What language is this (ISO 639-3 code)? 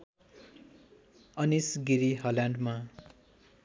nep